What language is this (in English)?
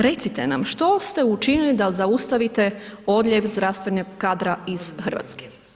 Croatian